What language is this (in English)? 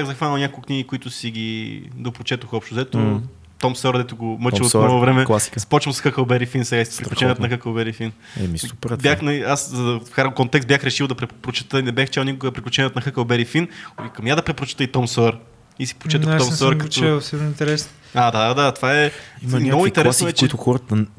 Bulgarian